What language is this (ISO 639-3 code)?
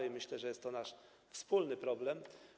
pol